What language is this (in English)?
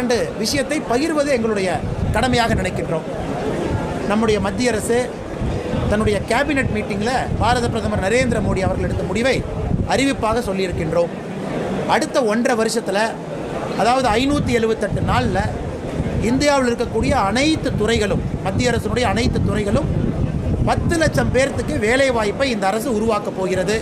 Indonesian